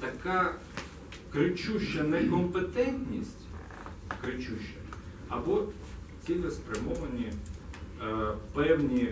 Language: Russian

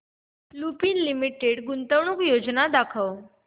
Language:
Marathi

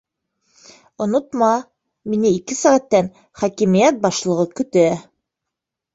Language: Bashkir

